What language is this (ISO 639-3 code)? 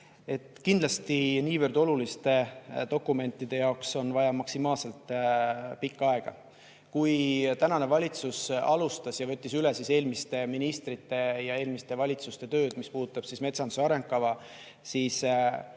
est